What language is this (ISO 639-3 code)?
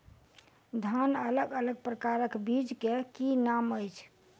mai